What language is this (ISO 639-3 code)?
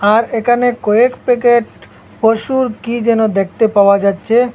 ben